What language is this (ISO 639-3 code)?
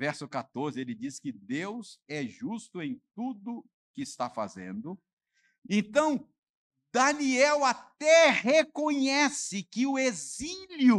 por